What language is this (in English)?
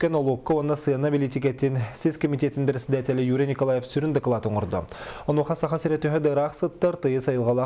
Russian